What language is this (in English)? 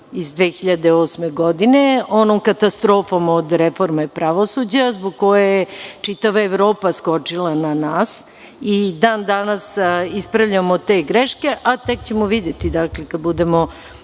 Serbian